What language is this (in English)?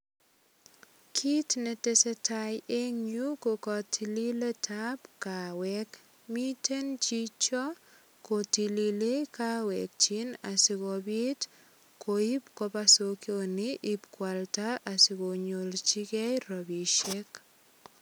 Kalenjin